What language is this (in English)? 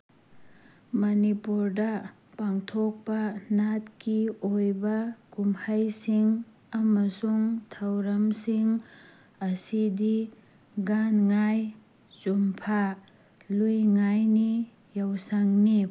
Manipuri